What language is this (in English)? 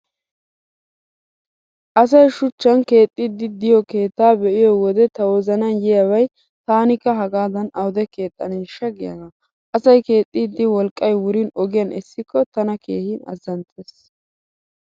Wolaytta